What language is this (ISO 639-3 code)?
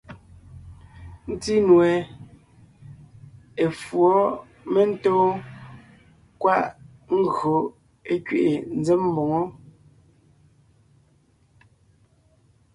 nnh